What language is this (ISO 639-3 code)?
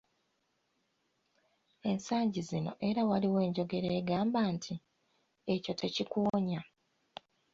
lug